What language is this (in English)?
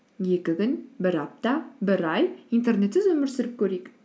Kazakh